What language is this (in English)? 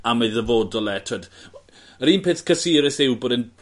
Welsh